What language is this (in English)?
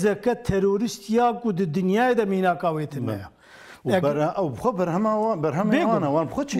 Turkish